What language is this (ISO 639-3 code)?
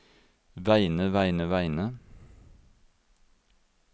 nor